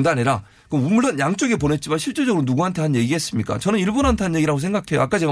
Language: Korean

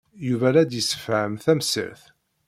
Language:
Kabyle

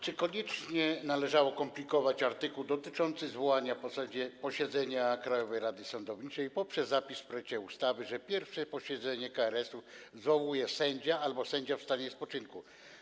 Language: Polish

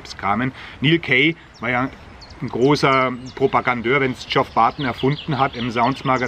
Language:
German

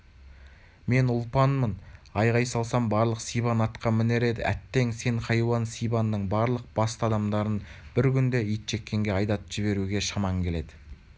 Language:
Kazakh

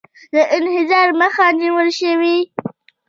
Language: Pashto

